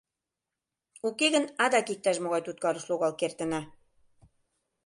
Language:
Mari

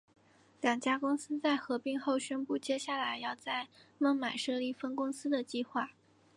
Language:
Chinese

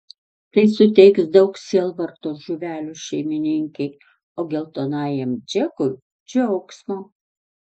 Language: Lithuanian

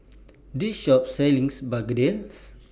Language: English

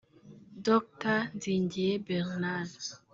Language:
Kinyarwanda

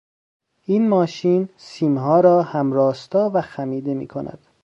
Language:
Persian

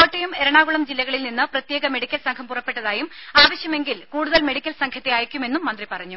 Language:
Malayalam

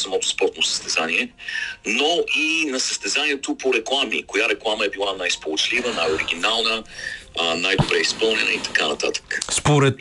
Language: Bulgarian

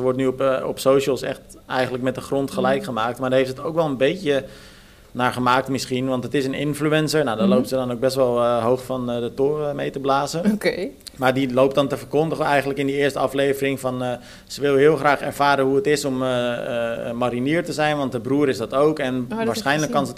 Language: Dutch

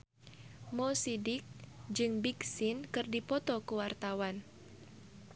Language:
Sundanese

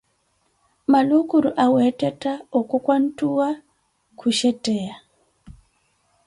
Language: Koti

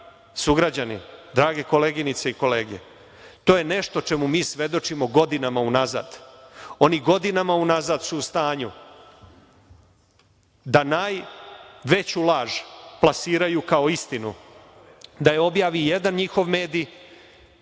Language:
Serbian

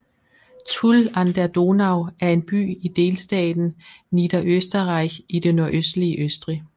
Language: Danish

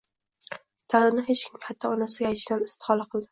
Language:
Uzbek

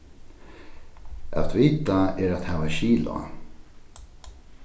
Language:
Faroese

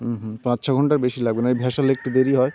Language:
Bangla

